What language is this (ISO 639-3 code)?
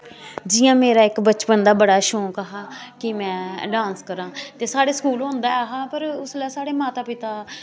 doi